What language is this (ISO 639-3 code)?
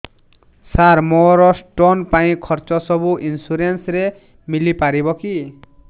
ori